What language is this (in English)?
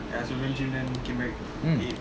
English